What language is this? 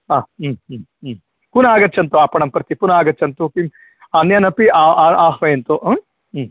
Sanskrit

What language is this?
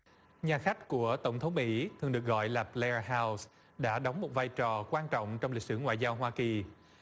Vietnamese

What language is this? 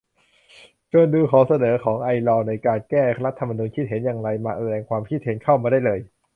Thai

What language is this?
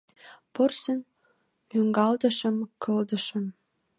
Mari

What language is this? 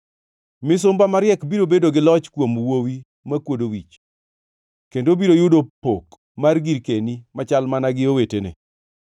Luo (Kenya and Tanzania)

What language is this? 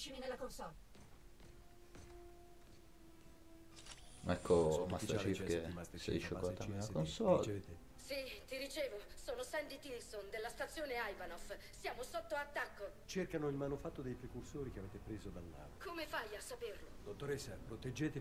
Italian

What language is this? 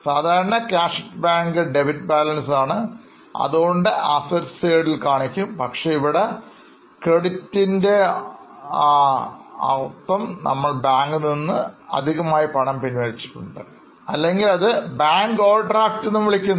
Malayalam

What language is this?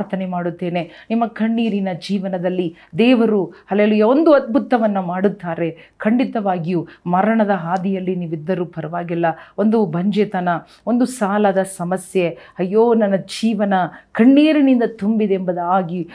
Kannada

